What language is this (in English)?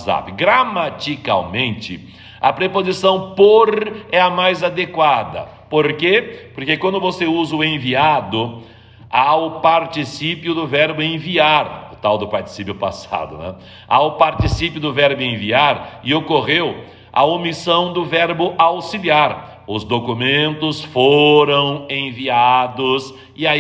Portuguese